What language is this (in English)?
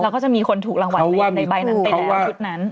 Thai